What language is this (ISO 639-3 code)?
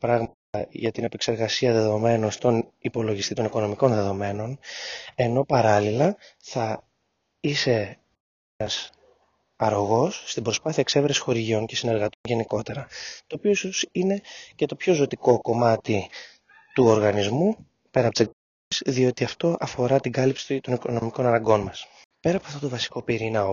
ell